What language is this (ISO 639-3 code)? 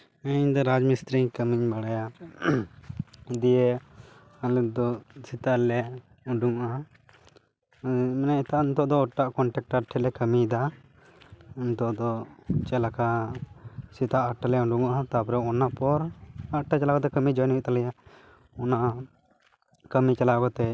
sat